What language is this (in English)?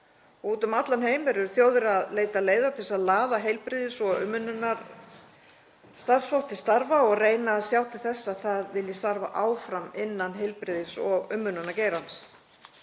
Icelandic